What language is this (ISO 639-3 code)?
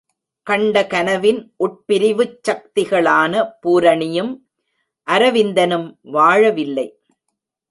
tam